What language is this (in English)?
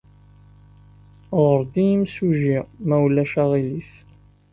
Kabyle